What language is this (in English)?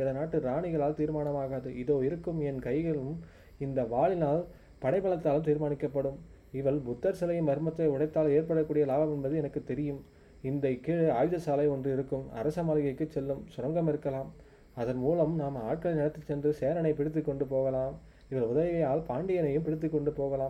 Tamil